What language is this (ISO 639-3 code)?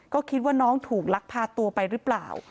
tha